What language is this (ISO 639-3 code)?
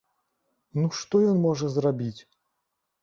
bel